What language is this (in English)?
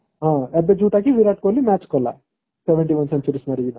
Odia